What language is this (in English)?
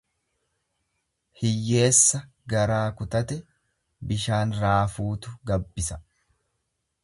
Oromo